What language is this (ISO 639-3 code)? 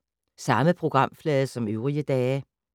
dan